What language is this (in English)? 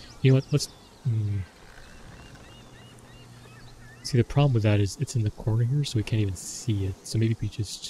English